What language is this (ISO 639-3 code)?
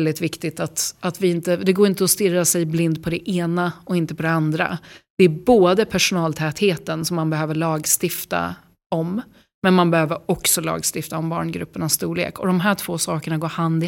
swe